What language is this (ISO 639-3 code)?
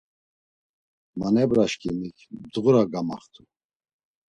lzz